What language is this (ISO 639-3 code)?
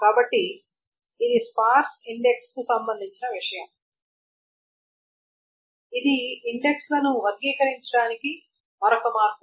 tel